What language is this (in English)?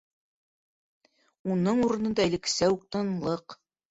Bashkir